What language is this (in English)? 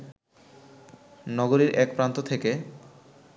Bangla